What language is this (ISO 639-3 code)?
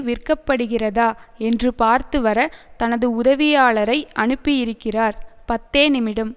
tam